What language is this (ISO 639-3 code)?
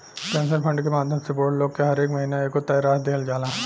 bho